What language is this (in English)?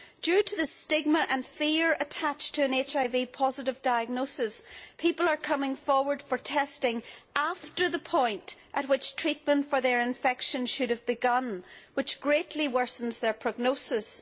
English